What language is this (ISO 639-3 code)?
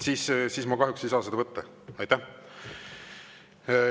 est